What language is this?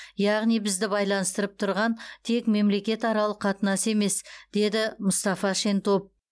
Kazakh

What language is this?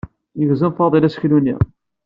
Kabyle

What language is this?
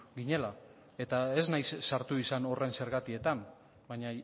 Basque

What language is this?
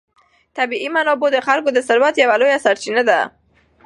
Pashto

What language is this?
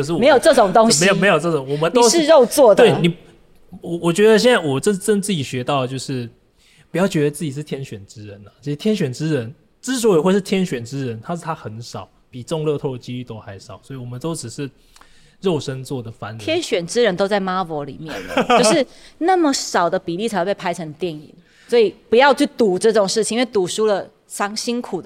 Chinese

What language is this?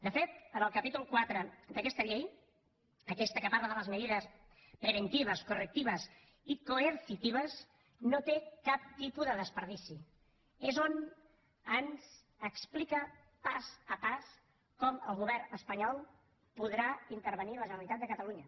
Catalan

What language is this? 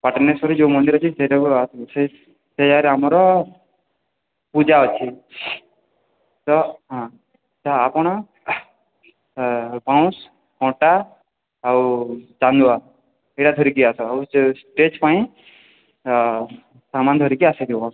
Odia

